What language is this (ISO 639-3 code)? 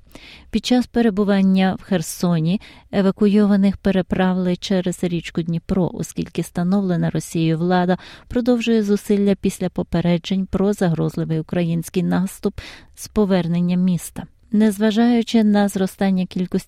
ukr